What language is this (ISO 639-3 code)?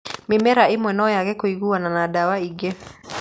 kik